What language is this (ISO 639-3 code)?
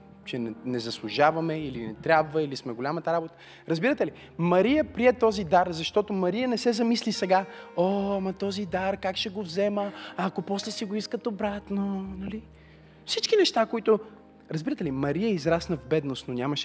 bul